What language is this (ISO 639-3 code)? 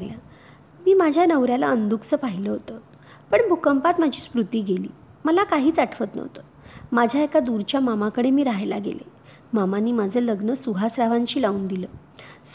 mar